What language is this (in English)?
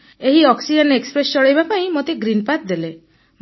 Odia